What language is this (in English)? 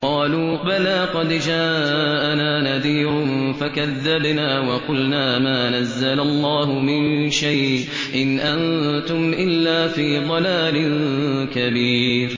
Arabic